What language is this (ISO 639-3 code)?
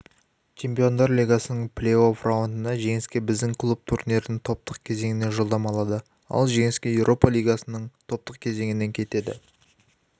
kaz